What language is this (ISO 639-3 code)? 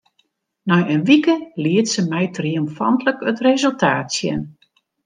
fry